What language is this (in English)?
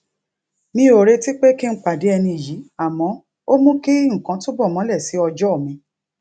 Yoruba